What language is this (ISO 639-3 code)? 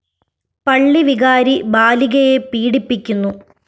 mal